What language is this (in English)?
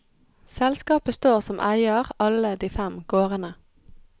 Norwegian